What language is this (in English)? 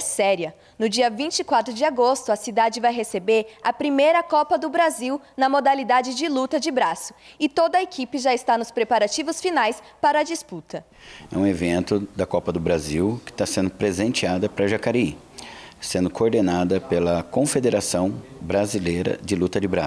Portuguese